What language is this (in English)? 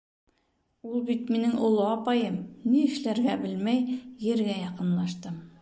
Bashkir